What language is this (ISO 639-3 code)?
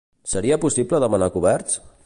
cat